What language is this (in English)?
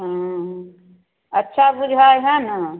Maithili